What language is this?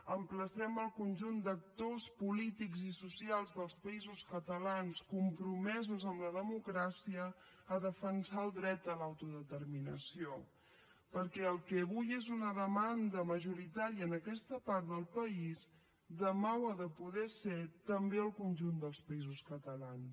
Catalan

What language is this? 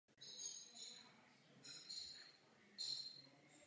Czech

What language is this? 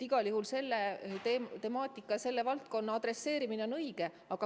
Estonian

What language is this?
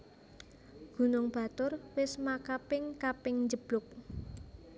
Javanese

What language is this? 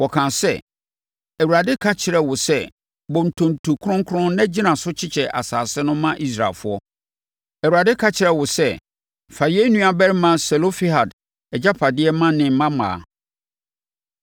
Akan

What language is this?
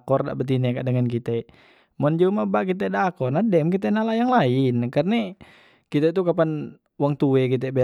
Musi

